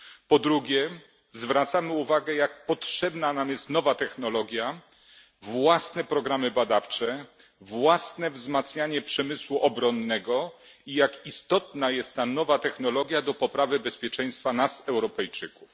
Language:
Polish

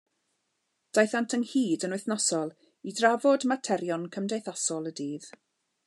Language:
Welsh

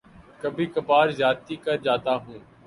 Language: Urdu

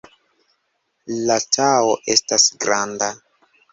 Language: Esperanto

